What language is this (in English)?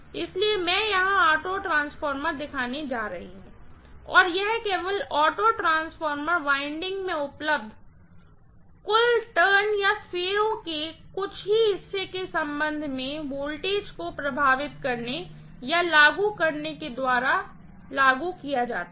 Hindi